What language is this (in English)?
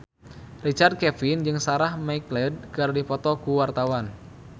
Sundanese